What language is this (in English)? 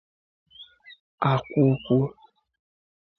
Igbo